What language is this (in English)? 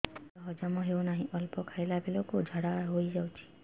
Odia